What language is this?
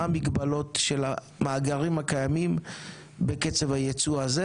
Hebrew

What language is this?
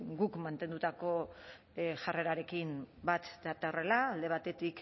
Basque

